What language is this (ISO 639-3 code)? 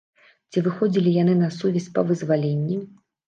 bel